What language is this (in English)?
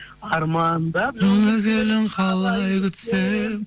Kazakh